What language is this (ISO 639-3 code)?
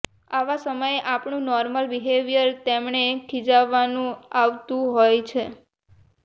guj